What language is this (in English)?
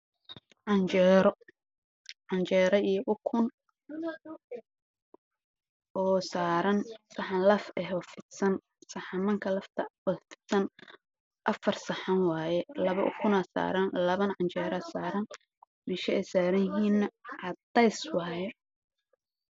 Somali